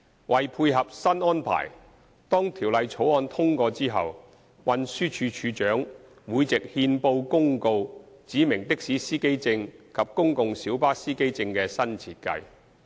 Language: Cantonese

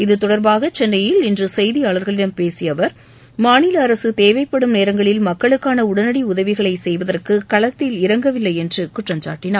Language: Tamil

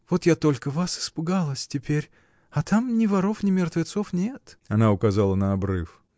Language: Russian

